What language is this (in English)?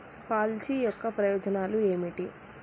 Telugu